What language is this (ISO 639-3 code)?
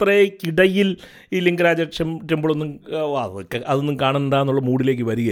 mal